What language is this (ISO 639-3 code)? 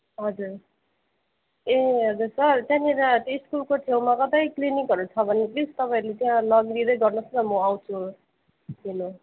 nep